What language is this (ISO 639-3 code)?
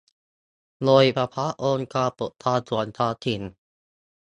tha